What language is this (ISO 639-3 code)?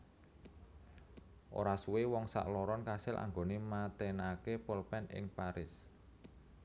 jav